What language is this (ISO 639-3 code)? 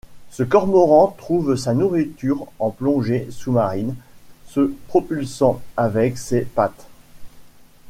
fra